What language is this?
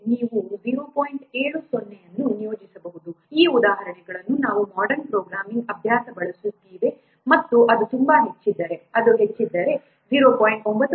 Kannada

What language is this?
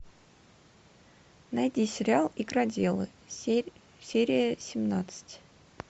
Russian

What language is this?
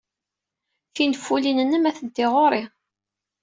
Kabyle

